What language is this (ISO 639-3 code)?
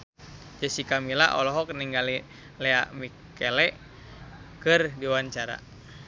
sun